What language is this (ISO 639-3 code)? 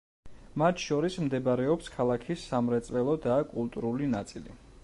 kat